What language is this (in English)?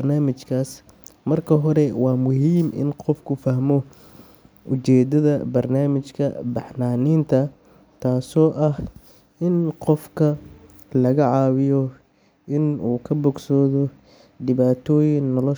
Somali